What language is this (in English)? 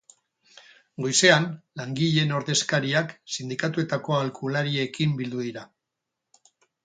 Basque